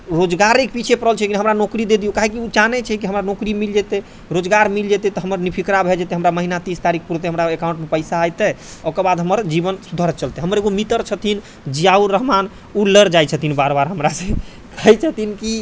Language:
Maithili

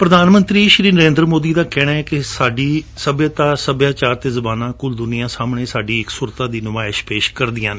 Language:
Punjabi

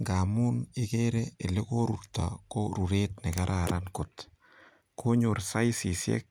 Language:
Kalenjin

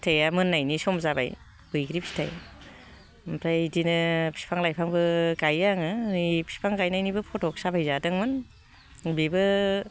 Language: Bodo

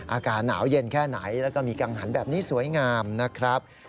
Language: Thai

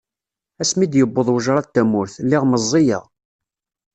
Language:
Kabyle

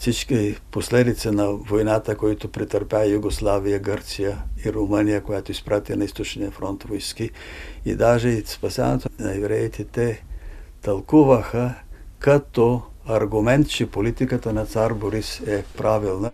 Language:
Bulgarian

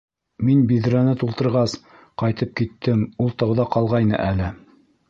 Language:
Bashkir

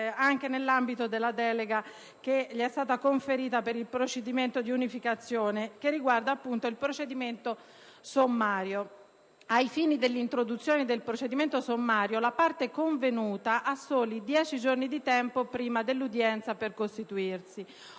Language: Italian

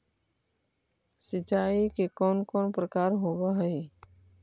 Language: Magahi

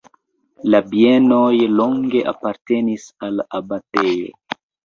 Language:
Esperanto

